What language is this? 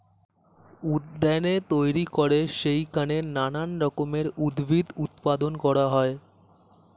Bangla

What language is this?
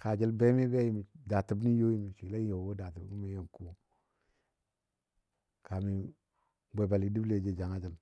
Dadiya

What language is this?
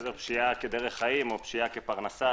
Hebrew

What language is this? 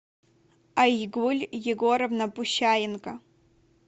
Russian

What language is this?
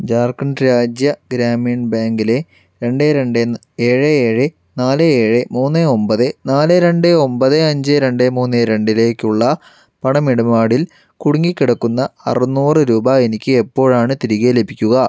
Malayalam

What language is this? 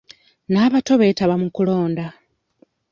Ganda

